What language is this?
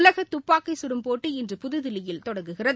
Tamil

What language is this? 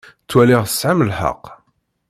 Kabyle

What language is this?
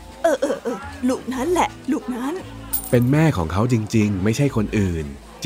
Thai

